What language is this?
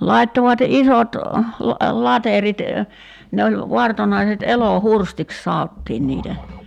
Finnish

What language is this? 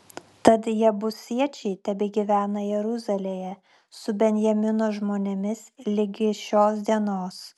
Lithuanian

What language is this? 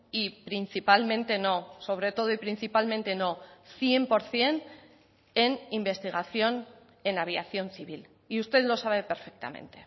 Spanish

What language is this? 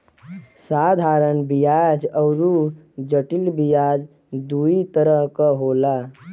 Bhojpuri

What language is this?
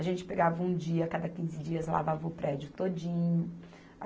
Portuguese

